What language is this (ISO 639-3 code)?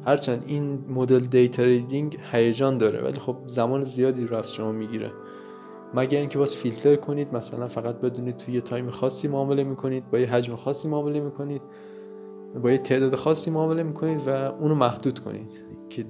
fas